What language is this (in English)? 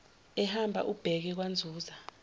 Zulu